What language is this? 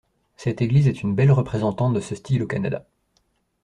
French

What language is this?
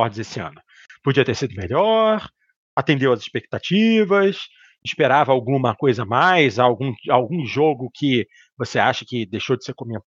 Portuguese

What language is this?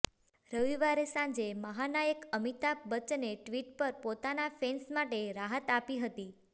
Gujarati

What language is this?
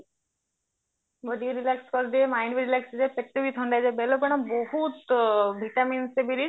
Odia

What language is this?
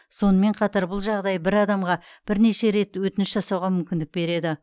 Kazakh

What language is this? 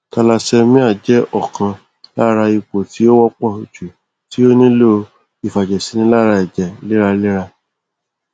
Yoruba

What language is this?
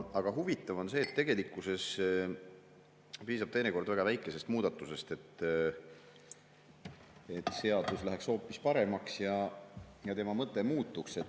Estonian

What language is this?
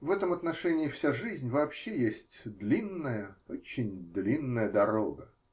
Russian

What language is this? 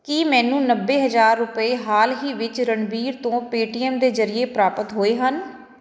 Punjabi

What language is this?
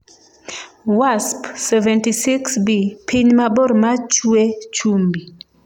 Luo (Kenya and Tanzania)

